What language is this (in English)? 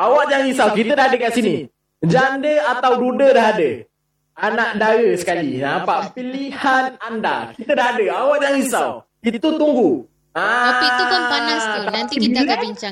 Malay